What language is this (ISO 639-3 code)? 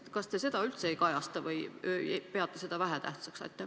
est